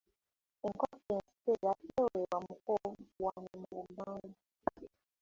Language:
Ganda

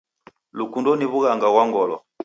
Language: Taita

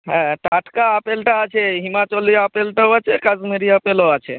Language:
Bangla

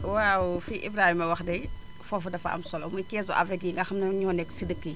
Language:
Wolof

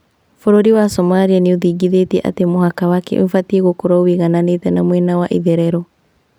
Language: Kikuyu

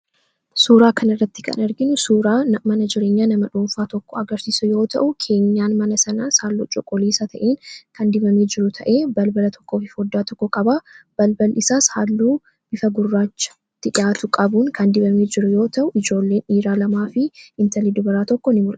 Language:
Oromo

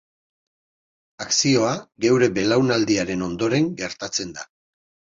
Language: Basque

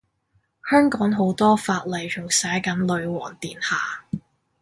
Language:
Cantonese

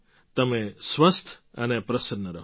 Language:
Gujarati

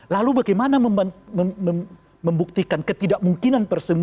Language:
Indonesian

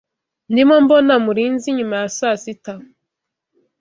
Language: Kinyarwanda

